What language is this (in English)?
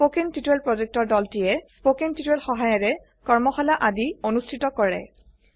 Assamese